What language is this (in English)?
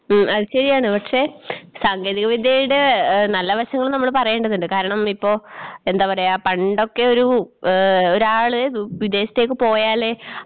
Malayalam